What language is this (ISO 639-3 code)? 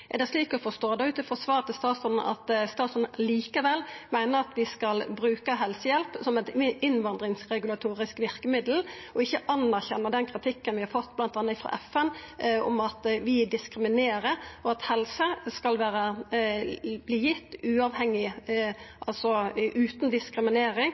nno